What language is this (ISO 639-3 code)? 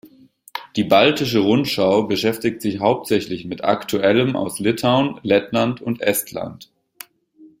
deu